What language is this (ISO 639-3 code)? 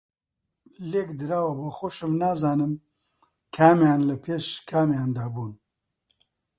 ckb